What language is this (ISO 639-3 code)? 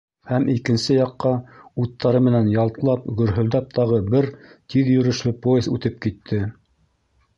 bak